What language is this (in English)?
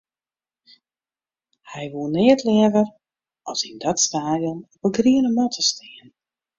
Western Frisian